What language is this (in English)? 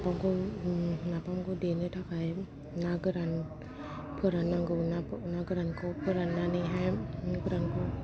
Bodo